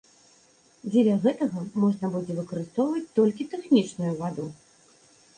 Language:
Belarusian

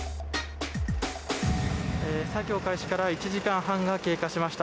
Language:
Japanese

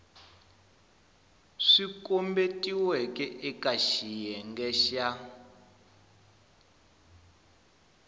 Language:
Tsonga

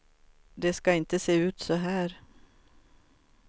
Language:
Swedish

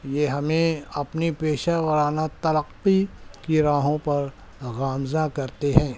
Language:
Urdu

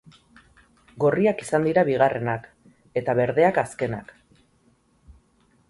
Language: Basque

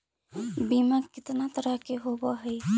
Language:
Magahi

